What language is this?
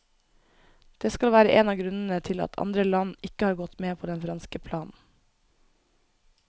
Norwegian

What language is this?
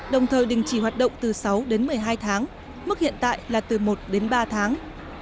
Vietnamese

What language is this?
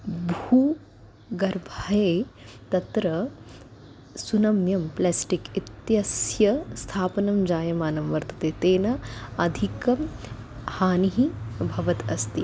Sanskrit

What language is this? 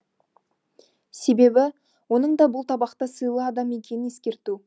Kazakh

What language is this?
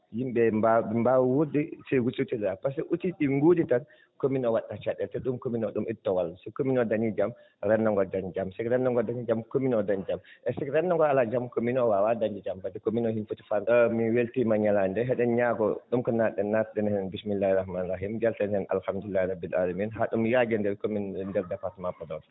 Fula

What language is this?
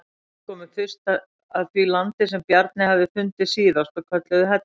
Icelandic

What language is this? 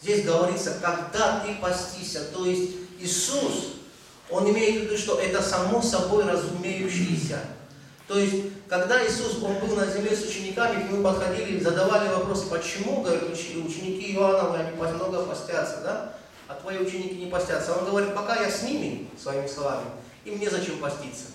Russian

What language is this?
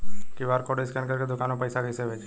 Bhojpuri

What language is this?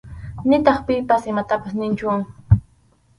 Arequipa-La Unión Quechua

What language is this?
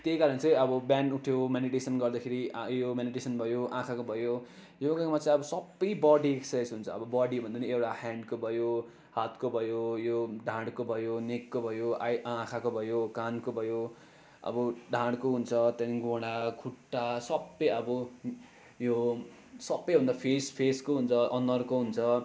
Nepali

